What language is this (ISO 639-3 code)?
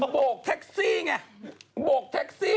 tha